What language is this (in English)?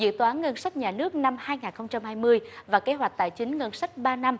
Vietnamese